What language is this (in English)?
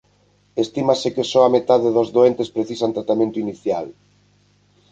Galician